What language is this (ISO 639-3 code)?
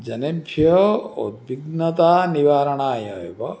san